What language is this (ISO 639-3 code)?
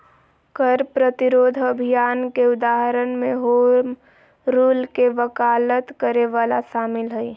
mag